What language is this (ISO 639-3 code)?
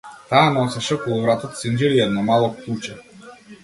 mkd